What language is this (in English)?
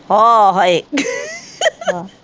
Punjabi